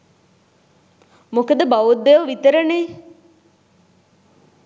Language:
Sinhala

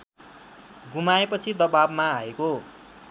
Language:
Nepali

